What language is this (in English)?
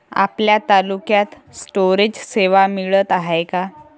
Marathi